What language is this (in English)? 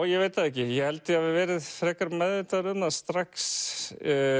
Icelandic